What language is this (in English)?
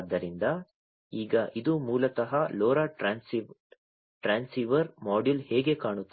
Kannada